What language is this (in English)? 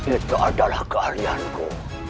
Indonesian